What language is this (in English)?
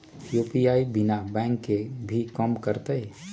Magahi